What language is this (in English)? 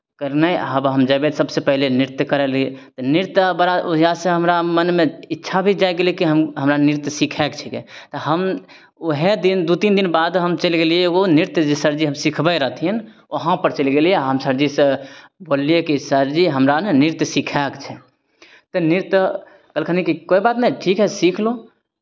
Maithili